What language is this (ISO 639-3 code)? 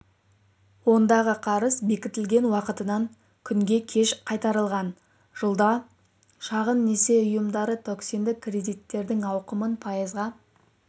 kaz